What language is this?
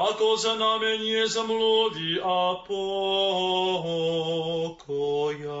Slovak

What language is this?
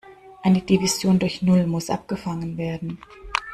German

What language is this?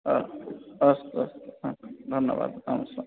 Sanskrit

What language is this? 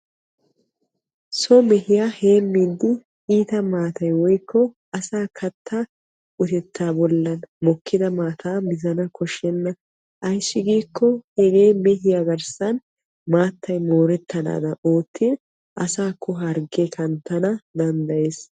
Wolaytta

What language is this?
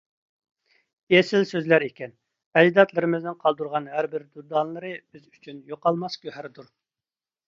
Uyghur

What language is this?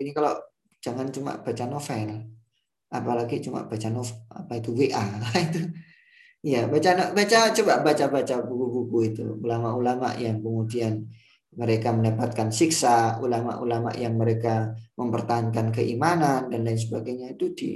Indonesian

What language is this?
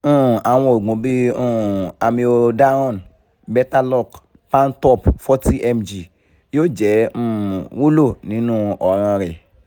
Yoruba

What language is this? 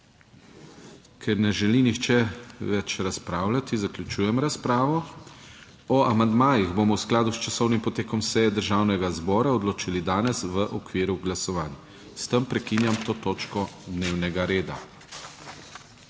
Slovenian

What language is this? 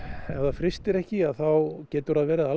Icelandic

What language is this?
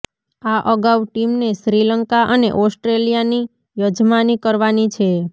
Gujarati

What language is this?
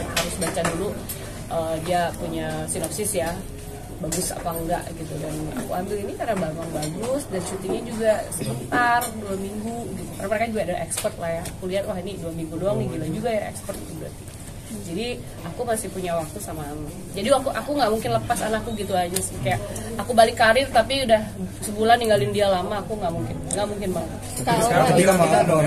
Indonesian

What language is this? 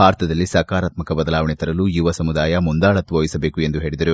Kannada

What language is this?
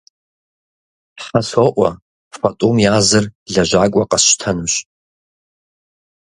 Kabardian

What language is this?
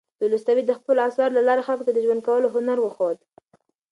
Pashto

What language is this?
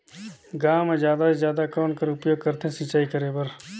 Chhattisgarhi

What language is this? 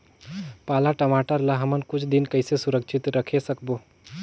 Chhattisgarhi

